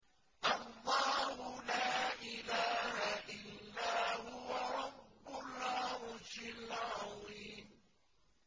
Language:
Arabic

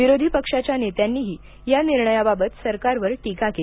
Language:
Marathi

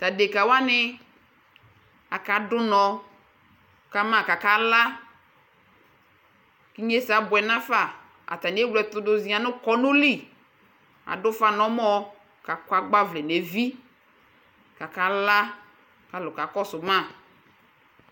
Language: Ikposo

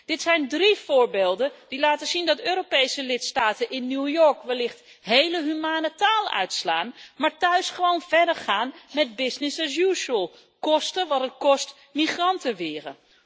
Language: Dutch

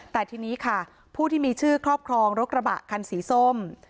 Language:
Thai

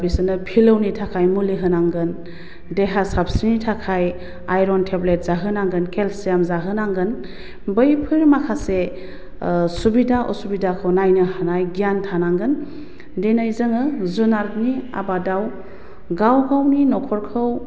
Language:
Bodo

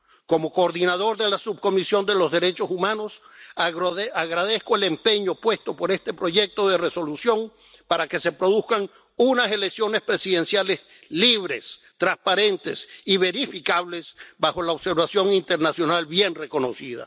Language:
Spanish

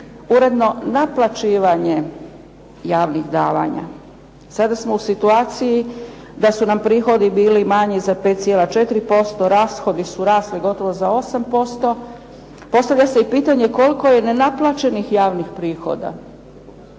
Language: Croatian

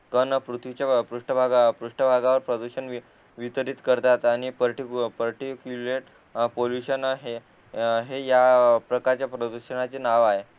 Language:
Marathi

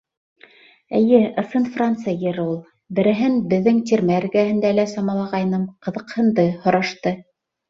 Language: Bashkir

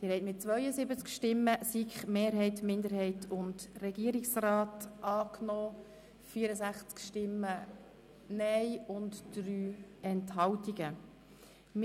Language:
Swiss German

